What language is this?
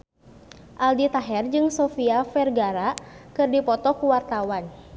Sundanese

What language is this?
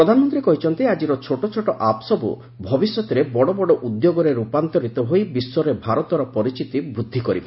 Odia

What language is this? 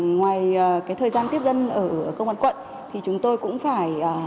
Vietnamese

